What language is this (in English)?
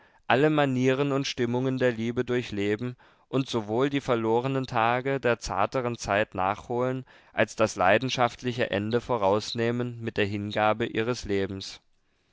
German